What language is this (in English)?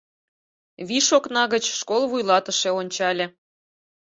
Mari